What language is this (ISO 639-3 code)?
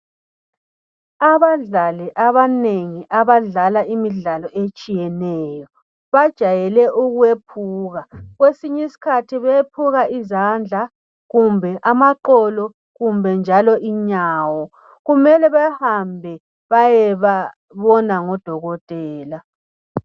nde